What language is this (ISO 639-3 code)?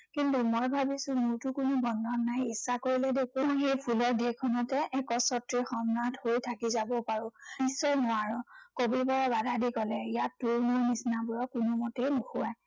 asm